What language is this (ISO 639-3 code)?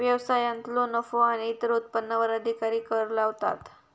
mar